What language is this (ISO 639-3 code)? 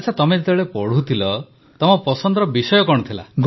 ori